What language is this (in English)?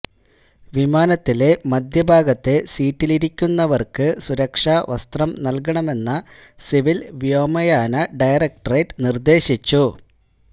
Malayalam